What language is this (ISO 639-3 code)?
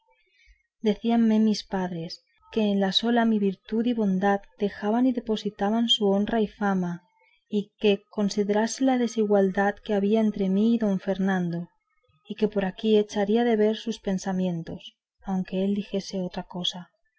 spa